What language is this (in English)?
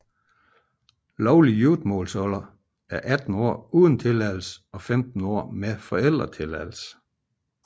Danish